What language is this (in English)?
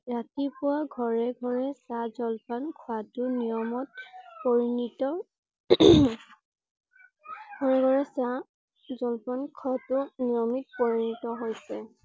Assamese